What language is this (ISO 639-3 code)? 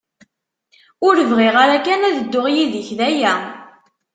kab